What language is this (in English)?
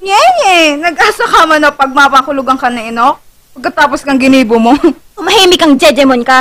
Filipino